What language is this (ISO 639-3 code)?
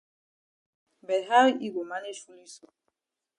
wes